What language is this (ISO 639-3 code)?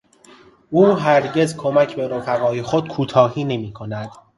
fas